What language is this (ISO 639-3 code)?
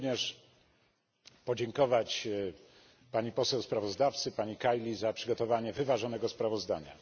pol